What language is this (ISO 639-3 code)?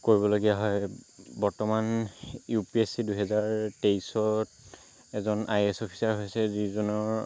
asm